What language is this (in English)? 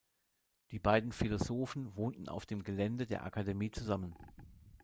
German